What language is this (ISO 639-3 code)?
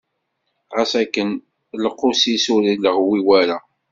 kab